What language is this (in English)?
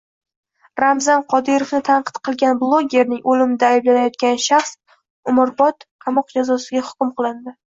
Uzbek